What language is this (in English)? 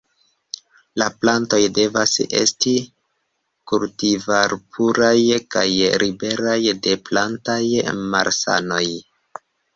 Esperanto